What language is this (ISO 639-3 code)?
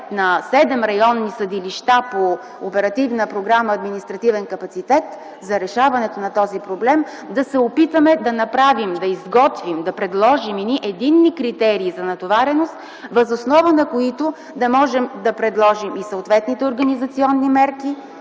bul